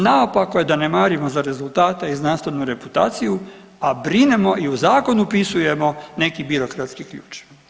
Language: Croatian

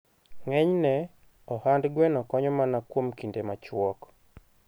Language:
Luo (Kenya and Tanzania)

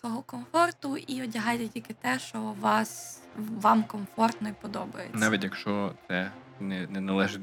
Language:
Ukrainian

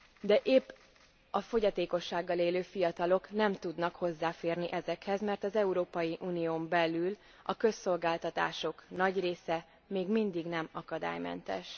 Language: Hungarian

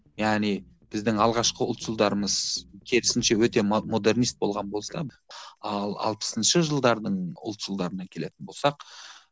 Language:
Kazakh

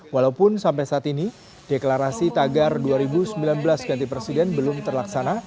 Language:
Indonesian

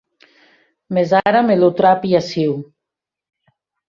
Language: Occitan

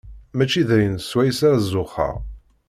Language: Kabyle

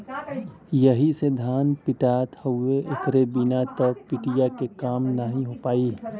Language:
Bhojpuri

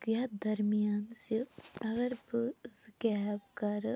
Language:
Kashmiri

